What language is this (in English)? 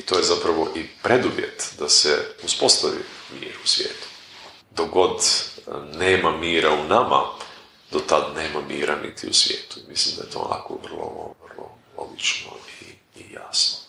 Croatian